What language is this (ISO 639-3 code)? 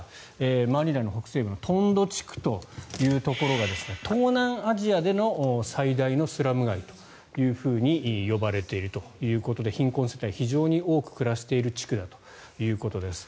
jpn